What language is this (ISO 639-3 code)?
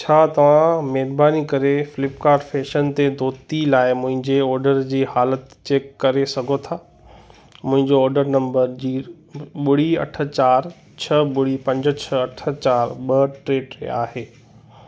snd